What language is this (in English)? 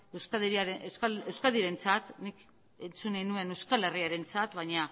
Basque